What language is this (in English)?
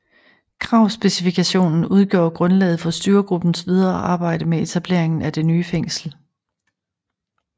Danish